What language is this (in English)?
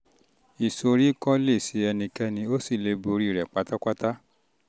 Yoruba